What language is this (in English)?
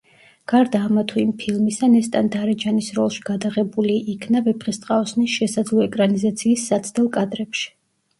Georgian